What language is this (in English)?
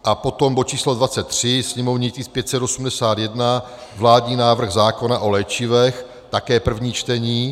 Czech